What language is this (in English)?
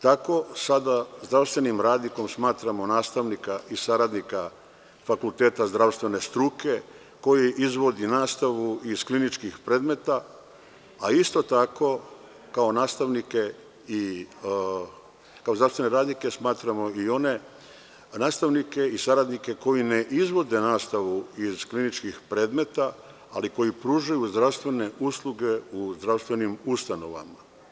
Serbian